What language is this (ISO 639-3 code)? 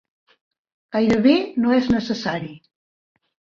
cat